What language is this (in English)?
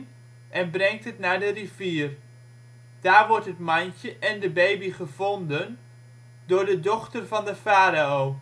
Dutch